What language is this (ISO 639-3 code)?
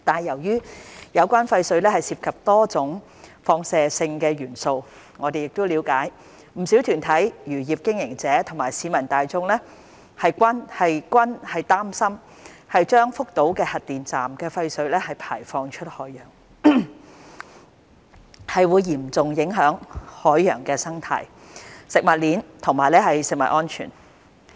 yue